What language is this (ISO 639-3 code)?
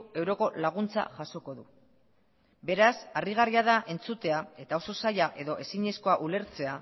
eus